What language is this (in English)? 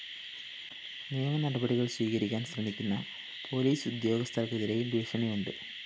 Malayalam